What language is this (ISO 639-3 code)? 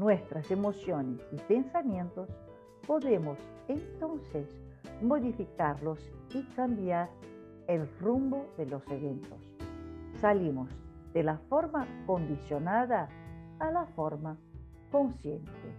spa